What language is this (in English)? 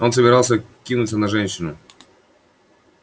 Russian